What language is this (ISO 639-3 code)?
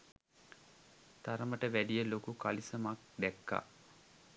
sin